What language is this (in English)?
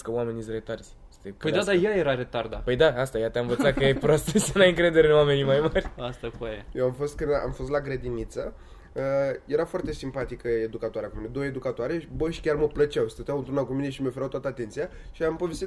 Romanian